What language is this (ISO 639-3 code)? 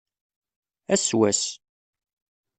kab